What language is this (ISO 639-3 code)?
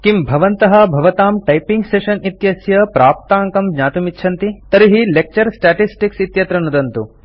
san